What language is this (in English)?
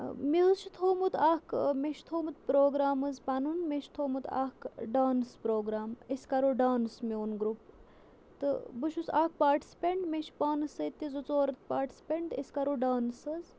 Kashmiri